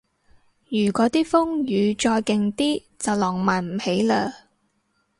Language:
Cantonese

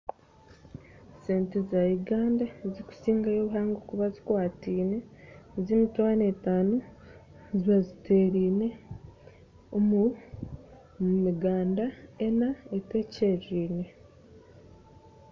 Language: Nyankole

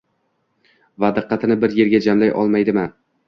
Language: Uzbek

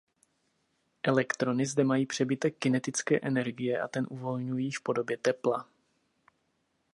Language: Czech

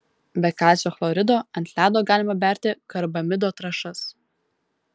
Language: Lithuanian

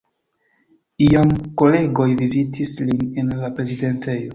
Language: Esperanto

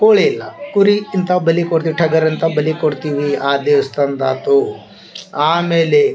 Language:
Kannada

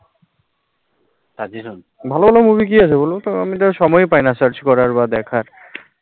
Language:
Bangla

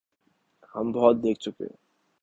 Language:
Urdu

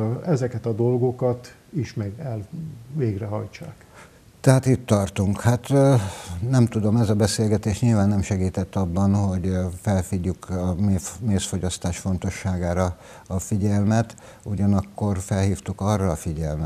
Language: Hungarian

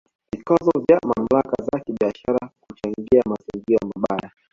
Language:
Swahili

